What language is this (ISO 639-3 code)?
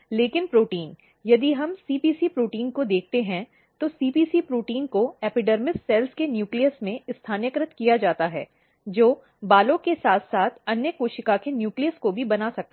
hin